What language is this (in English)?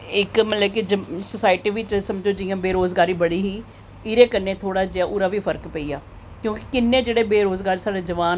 Dogri